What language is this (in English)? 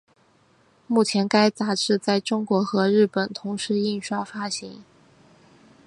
Chinese